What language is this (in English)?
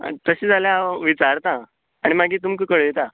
Konkani